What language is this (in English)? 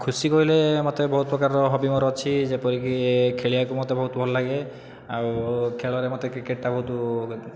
Odia